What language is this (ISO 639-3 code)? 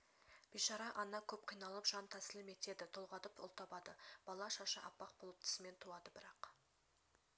kaz